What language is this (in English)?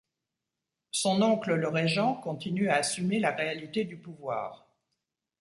French